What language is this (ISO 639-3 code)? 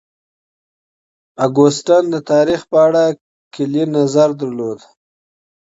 pus